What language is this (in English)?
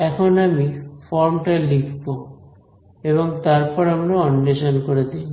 Bangla